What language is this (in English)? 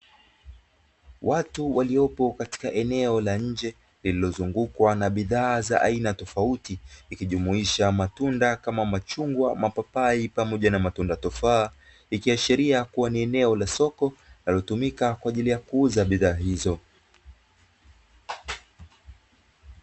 Swahili